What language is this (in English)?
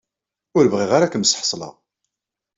Kabyle